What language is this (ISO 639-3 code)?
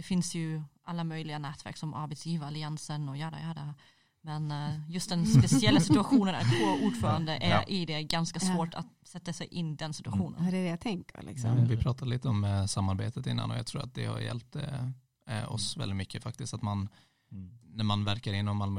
swe